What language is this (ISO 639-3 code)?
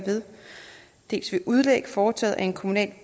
dan